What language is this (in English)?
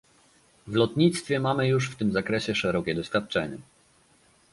Polish